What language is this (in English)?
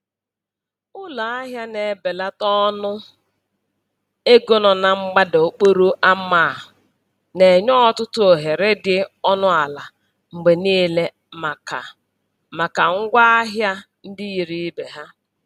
Igbo